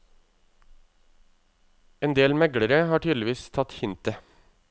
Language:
Norwegian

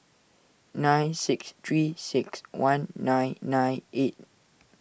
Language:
English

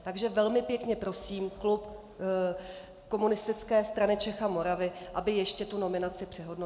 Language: Czech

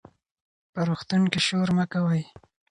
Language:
Pashto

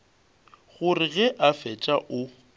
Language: Northern Sotho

